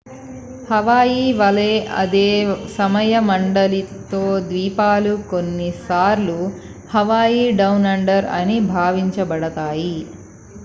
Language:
Telugu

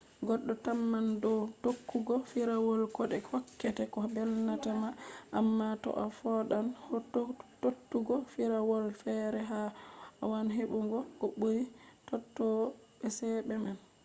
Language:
Fula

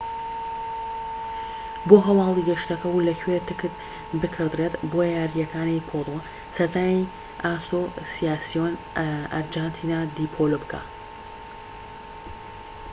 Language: Central Kurdish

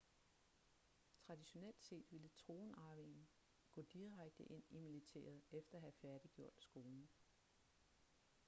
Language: Danish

